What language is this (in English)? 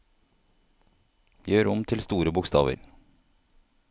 Norwegian